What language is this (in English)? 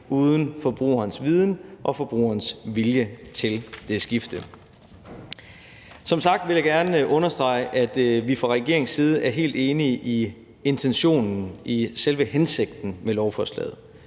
Danish